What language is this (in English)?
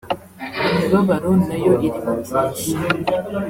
Kinyarwanda